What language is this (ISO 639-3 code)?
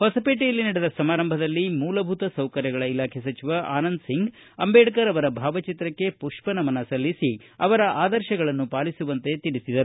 kan